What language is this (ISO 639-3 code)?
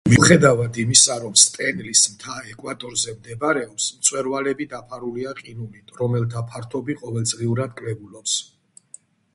kat